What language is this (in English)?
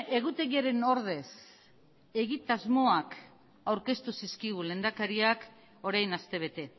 Basque